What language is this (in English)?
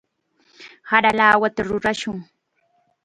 Chiquián Ancash Quechua